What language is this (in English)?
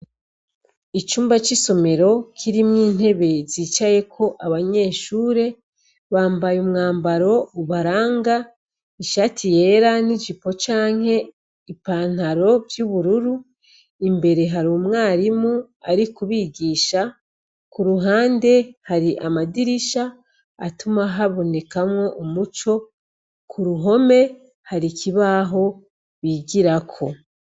Rundi